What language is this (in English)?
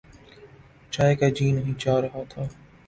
Urdu